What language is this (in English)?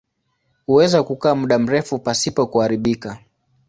Swahili